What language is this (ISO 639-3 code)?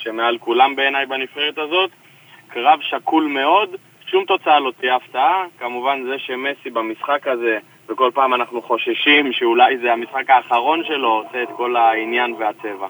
heb